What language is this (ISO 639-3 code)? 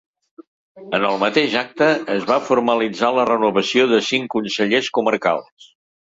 cat